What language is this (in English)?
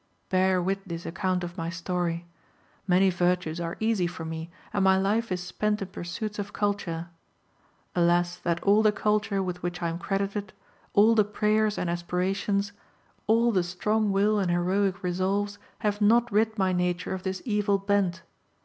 English